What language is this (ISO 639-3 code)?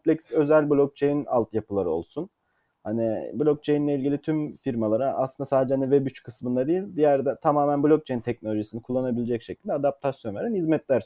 tur